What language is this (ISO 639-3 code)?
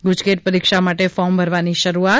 guj